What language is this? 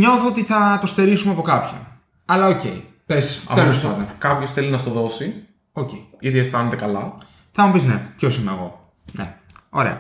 Greek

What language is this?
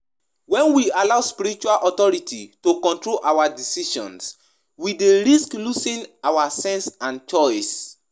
Nigerian Pidgin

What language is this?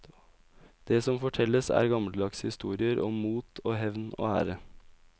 Norwegian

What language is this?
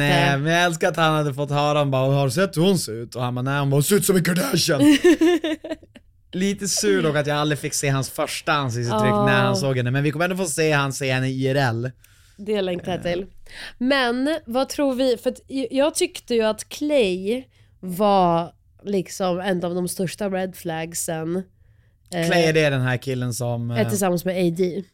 Swedish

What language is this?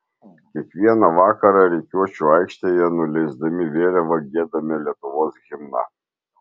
Lithuanian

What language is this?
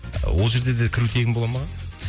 Kazakh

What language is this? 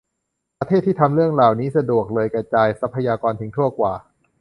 Thai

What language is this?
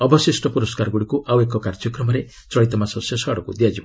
Odia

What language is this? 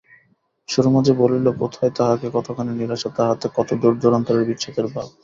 Bangla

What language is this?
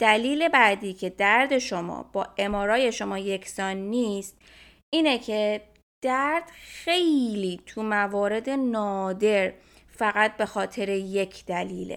Persian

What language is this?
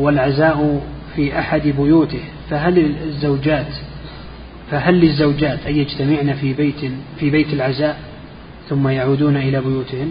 Arabic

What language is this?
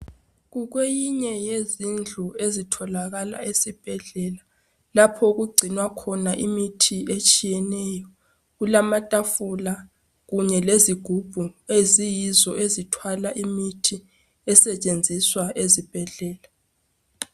North Ndebele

